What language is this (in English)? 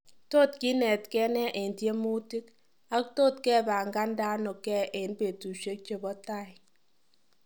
Kalenjin